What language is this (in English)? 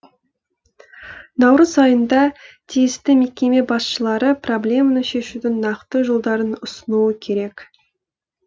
Kazakh